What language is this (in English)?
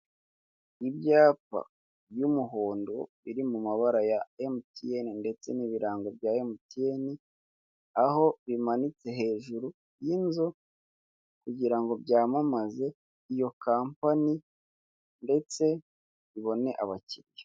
Kinyarwanda